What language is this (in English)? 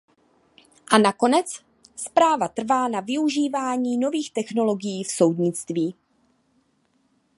Czech